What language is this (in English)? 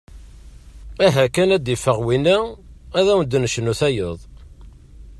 Kabyle